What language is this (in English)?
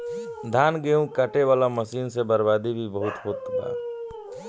Bhojpuri